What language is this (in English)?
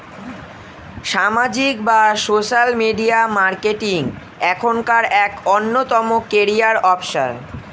Bangla